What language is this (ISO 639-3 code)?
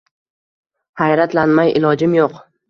uzb